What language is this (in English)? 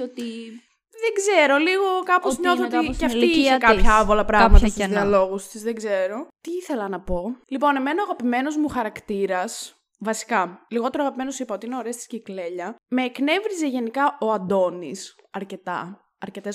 Greek